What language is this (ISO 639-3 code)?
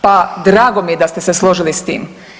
hrv